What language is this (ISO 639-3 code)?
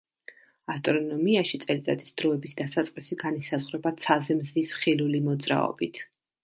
kat